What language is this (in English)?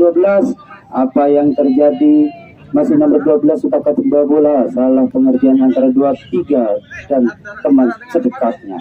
Indonesian